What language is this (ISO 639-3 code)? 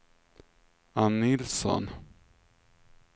swe